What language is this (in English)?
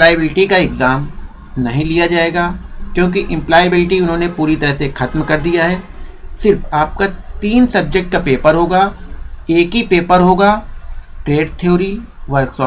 Hindi